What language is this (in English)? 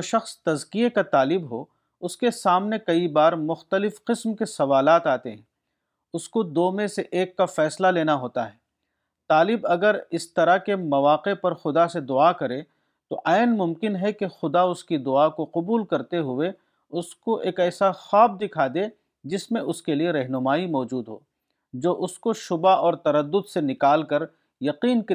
Urdu